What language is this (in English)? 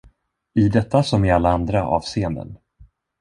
Swedish